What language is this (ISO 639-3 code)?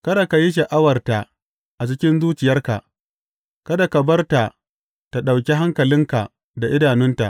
hau